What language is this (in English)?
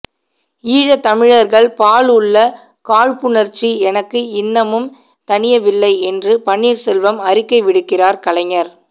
Tamil